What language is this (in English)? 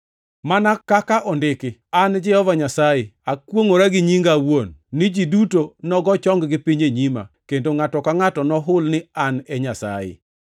Luo (Kenya and Tanzania)